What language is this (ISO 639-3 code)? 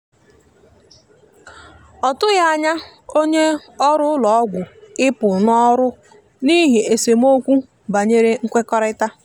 ibo